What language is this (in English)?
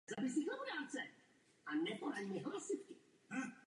Czech